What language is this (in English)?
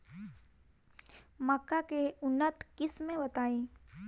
Bhojpuri